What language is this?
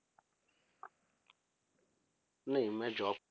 Punjabi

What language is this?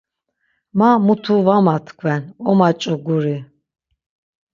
Laz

